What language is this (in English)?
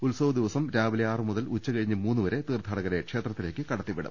Malayalam